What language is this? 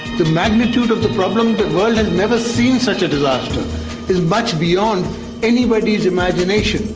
English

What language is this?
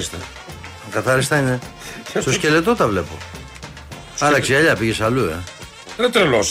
Greek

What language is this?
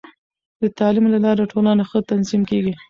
Pashto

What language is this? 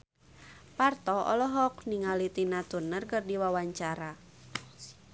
Sundanese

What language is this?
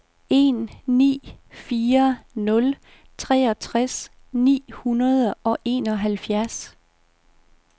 Danish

